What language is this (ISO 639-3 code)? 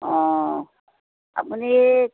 asm